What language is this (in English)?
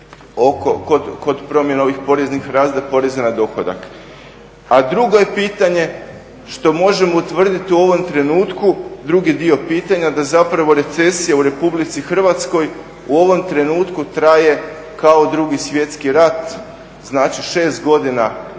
Croatian